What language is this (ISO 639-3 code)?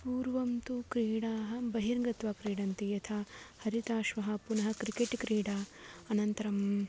san